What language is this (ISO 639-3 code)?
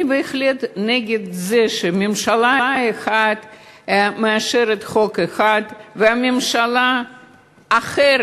heb